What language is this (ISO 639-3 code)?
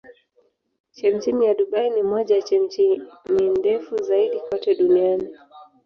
swa